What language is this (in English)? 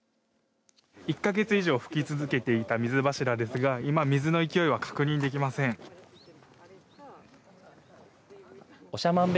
Japanese